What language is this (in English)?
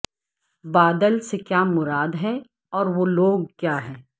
Urdu